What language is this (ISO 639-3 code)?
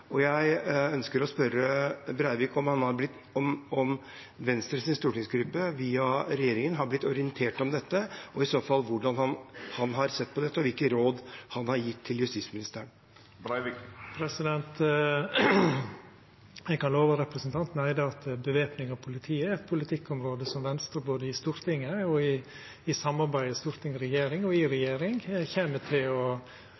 nor